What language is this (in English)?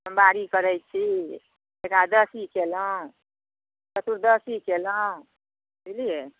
Maithili